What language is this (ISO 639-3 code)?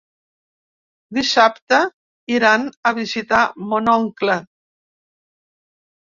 cat